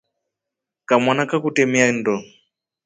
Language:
Rombo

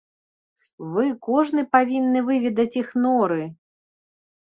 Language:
Belarusian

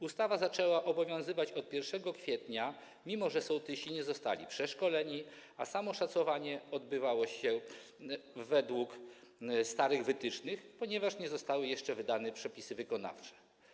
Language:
Polish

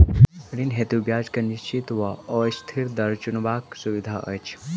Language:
Maithili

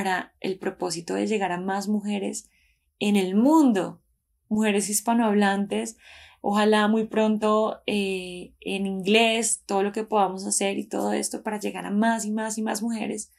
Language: Spanish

